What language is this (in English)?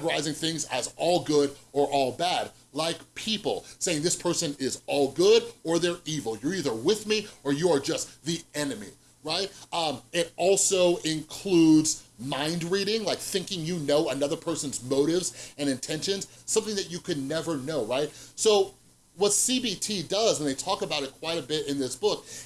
English